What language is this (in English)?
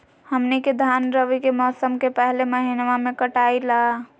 Magahi